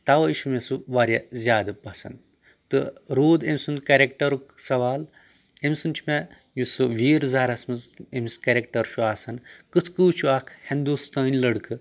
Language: Kashmiri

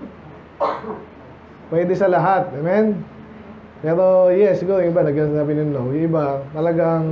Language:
Filipino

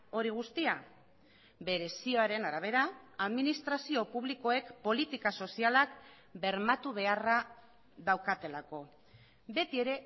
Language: Basque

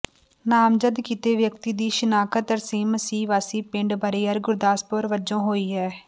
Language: Punjabi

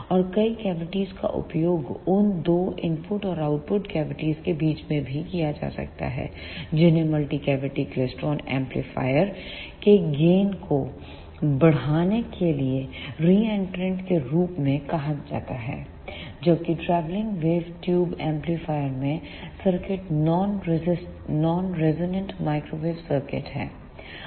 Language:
Hindi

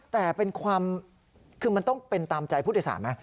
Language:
Thai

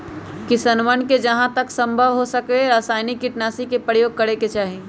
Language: Magahi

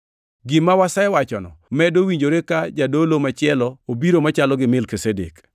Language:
Luo (Kenya and Tanzania)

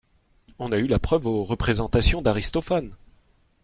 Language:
French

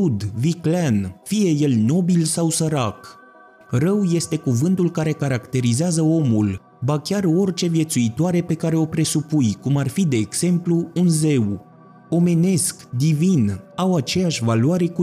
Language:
Romanian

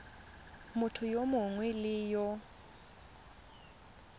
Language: Tswana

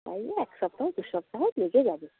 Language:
Bangla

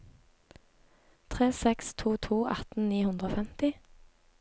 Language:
Norwegian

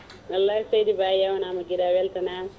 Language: Fula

